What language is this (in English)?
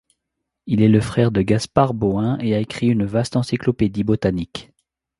French